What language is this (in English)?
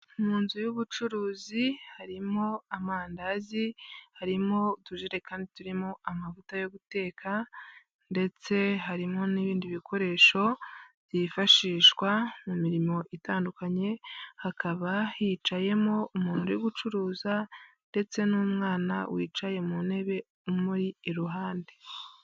Kinyarwanda